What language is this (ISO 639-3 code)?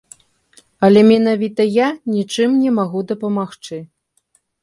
bel